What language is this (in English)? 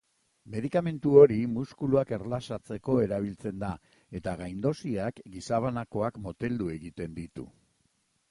Basque